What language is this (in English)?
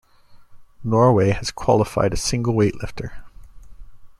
English